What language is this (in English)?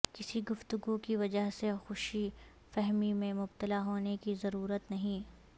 Urdu